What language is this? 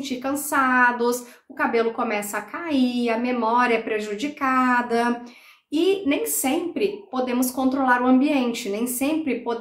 Portuguese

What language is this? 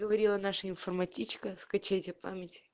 Russian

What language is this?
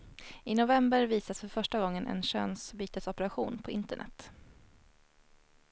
Swedish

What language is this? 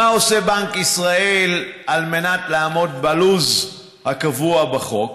Hebrew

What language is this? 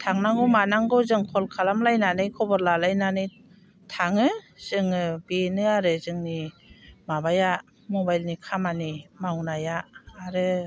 Bodo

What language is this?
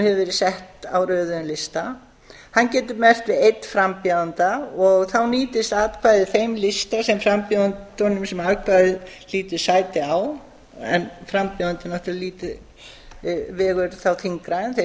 Icelandic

